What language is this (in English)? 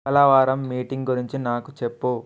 Telugu